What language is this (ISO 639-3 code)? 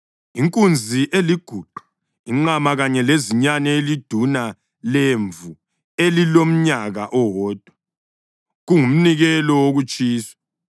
nde